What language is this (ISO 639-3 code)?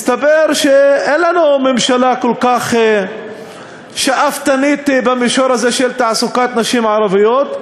heb